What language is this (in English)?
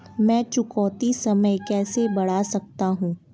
Hindi